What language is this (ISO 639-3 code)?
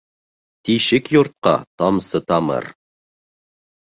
bak